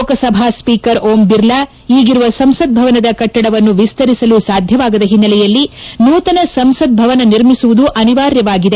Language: Kannada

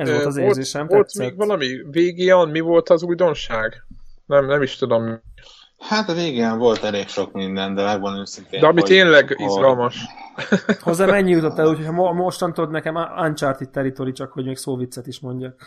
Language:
Hungarian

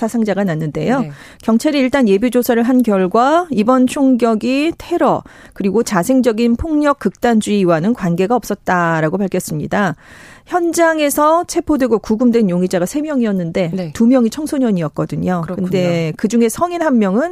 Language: Korean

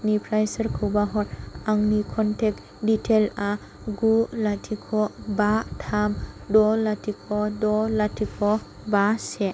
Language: Bodo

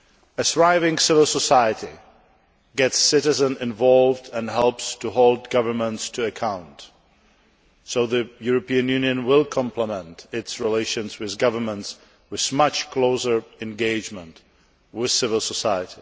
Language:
English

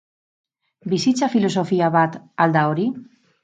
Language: Basque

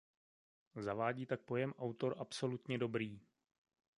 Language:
Czech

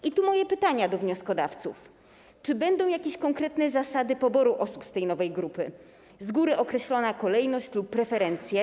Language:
Polish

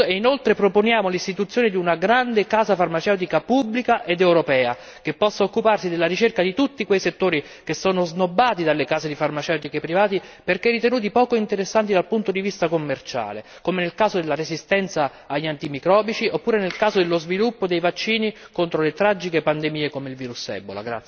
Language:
Italian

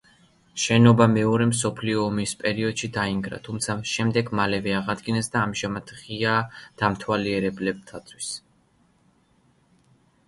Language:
Georgian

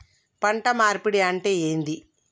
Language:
Telugu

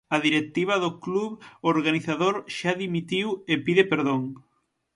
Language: Galician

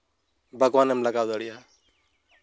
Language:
Santali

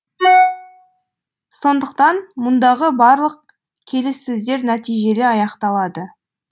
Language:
Kazakh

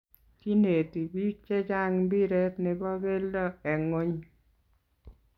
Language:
Kalenjin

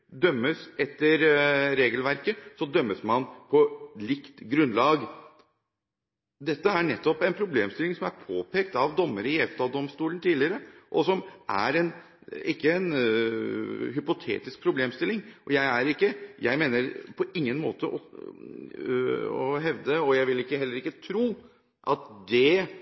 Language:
Norwegian Bokmål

